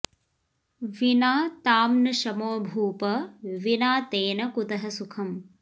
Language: Sanskrit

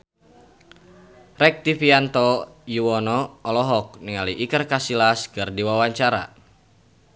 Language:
Sundanese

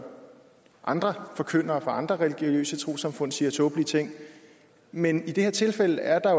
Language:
Danish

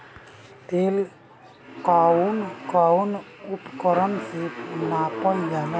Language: Bhojpuri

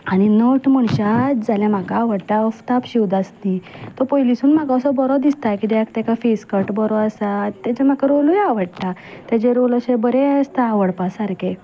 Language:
Konkani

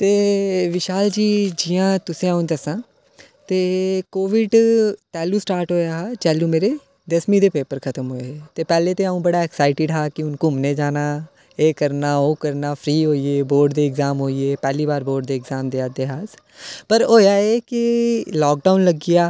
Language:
Dogri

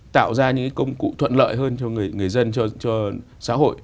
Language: Vietnamese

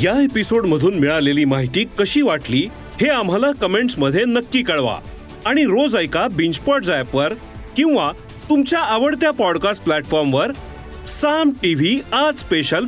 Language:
Marathi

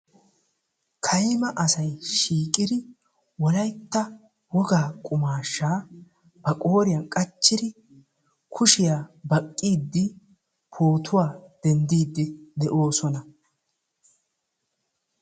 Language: Wolaytta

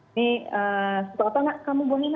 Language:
Indonesian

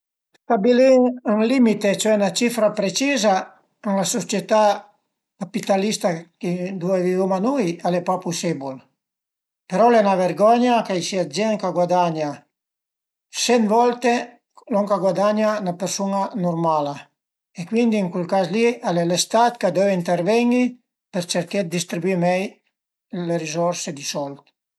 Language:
Piedmontese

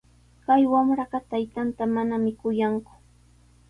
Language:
Sihuas Ancash Quechua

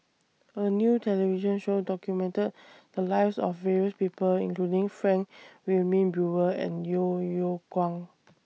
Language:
English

